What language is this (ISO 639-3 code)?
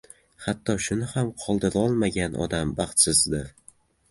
uzb